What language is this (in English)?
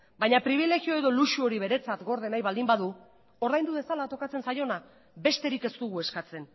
Basque